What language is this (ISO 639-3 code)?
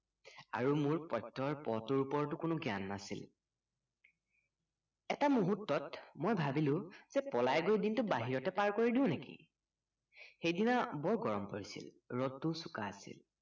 asm